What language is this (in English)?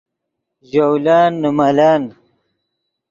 Yidgha